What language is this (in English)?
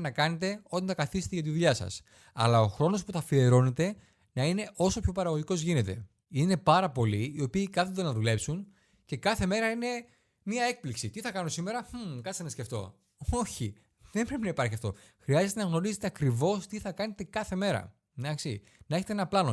Greek